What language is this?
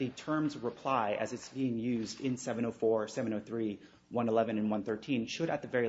English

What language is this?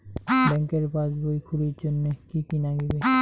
Bangla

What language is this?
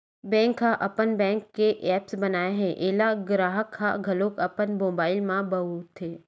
Chhattisgarhi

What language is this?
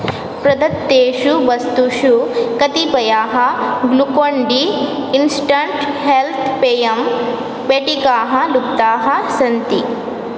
Sanskrit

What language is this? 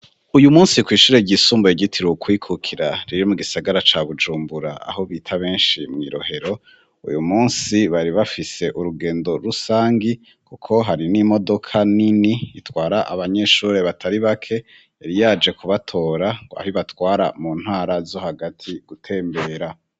Rundi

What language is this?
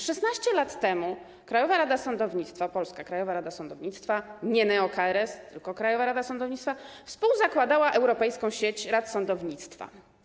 Polish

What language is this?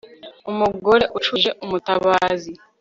Kinyarwanda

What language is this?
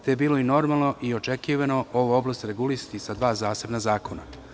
Serbian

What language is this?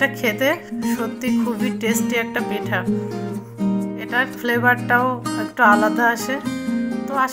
Hindi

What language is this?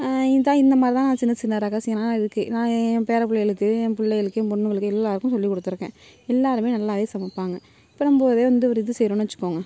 Tamil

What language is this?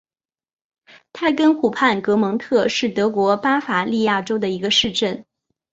Chinese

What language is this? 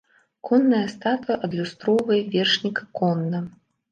Belarusian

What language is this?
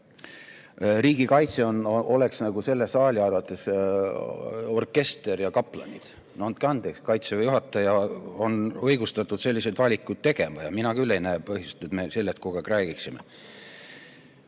Estonian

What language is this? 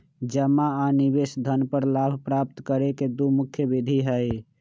Magahi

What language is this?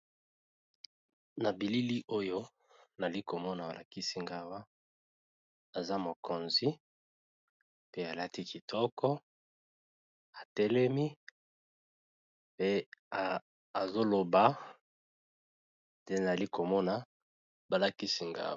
Lingala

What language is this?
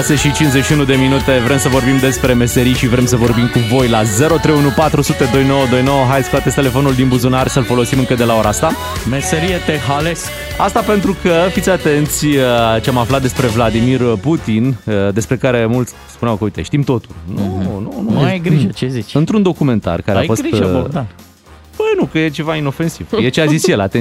Romanian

